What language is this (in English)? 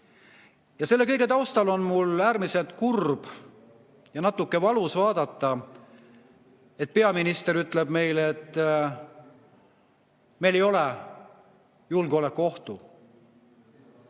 Estonian